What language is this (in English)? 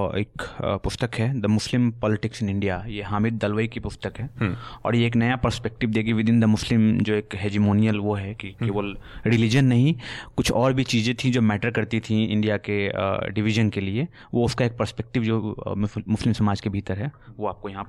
Hindi